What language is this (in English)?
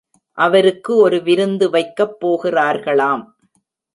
Tamil